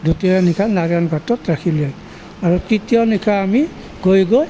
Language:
Assamese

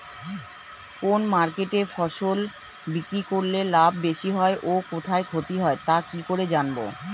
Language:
Bangla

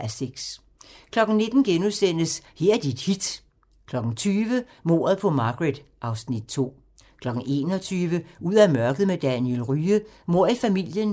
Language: Danish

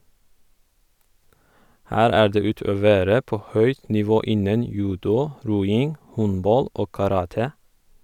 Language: Norwegian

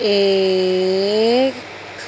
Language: Urdu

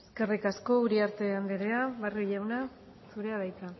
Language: Basque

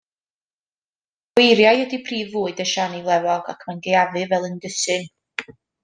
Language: Welsh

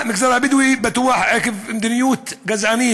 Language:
Hebrew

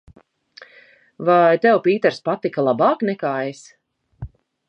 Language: Latvian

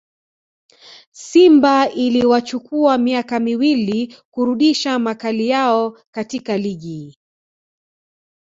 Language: Swahili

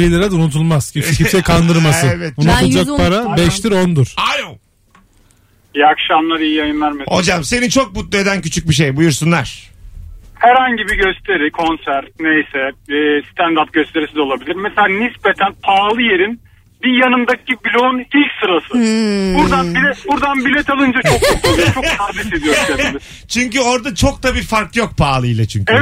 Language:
Turkish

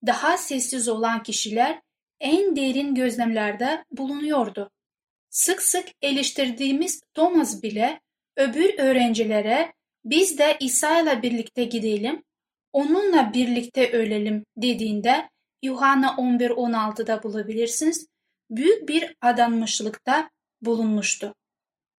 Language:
Turkish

